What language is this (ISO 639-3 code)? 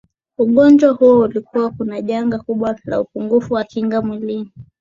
swa